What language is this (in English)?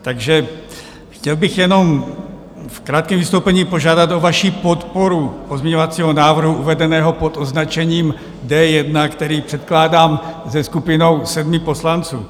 Czech